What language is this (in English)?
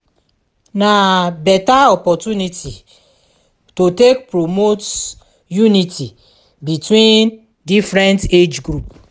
Nigerian Pidgin